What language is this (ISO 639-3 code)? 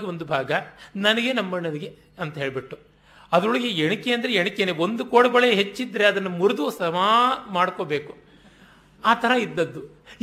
kan